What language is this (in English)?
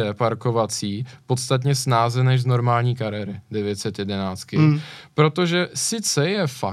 Czech